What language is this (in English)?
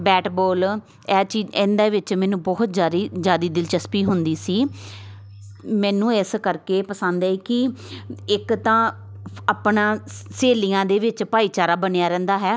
Punjabi